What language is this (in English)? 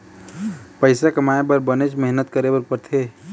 Chhattisgarhi